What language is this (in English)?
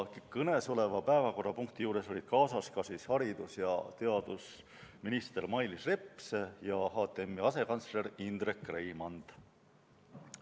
Estonian